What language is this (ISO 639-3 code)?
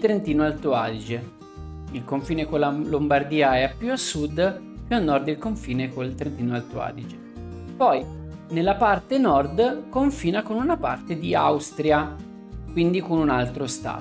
ita